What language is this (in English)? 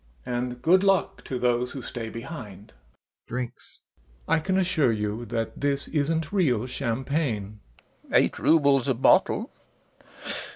English